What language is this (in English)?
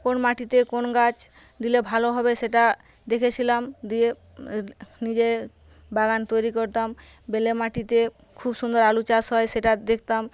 Bangla